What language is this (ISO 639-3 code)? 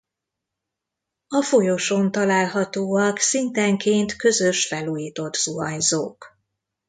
hun